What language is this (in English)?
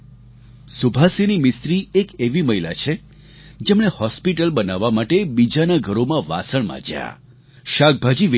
Gujarati